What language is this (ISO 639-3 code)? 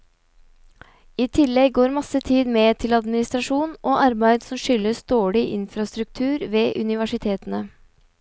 nor